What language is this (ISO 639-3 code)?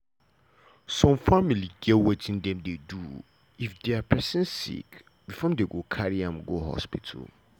pcm